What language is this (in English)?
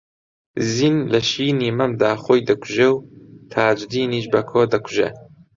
Central Kurdish